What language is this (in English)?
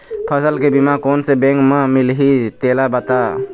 Chhattisgarhi